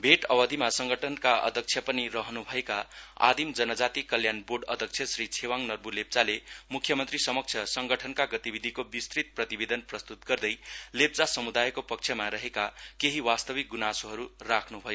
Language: Nepali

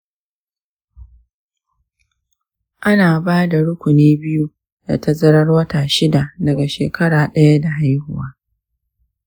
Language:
Hausa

